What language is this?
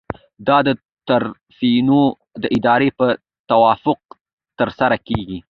Pashto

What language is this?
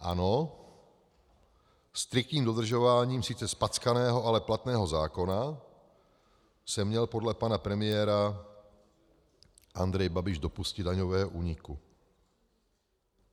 Czech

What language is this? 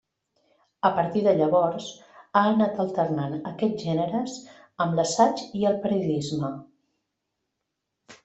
Catalan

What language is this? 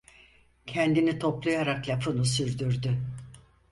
Turkish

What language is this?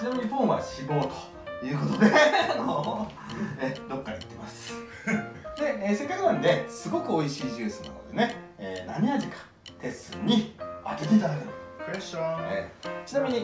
Japanese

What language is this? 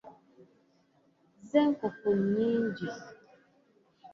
Ganda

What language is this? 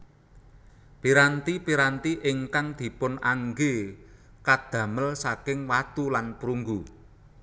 Javanese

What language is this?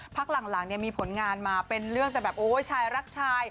Thai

